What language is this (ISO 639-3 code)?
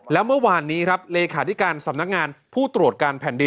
tha